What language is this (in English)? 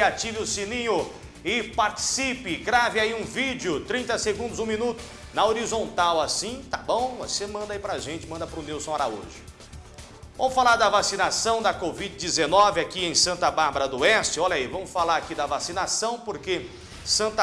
Portuguese